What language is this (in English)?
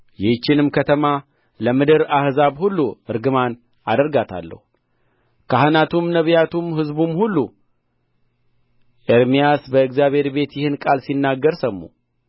Amharic